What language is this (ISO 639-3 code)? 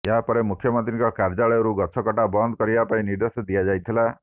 ori